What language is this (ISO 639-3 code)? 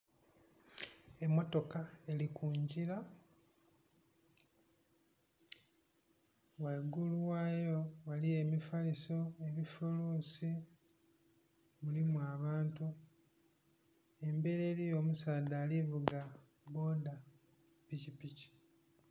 xog